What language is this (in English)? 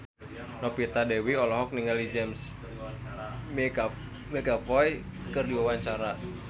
Sundanese